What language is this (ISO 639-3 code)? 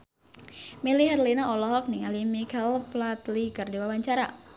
sun